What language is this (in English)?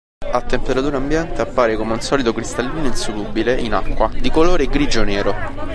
Italian